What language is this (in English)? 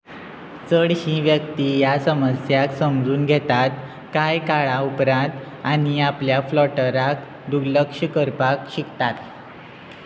Konkani